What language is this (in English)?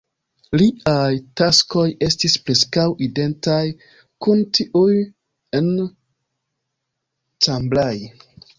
Esperanto